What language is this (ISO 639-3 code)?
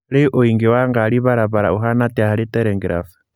kik